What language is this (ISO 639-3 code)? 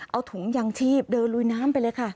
tha